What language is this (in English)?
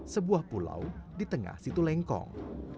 Indonesian